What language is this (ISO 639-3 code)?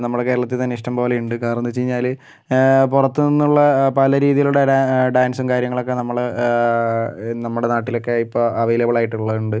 mal